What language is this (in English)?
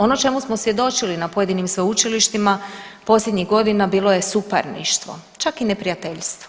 Croatian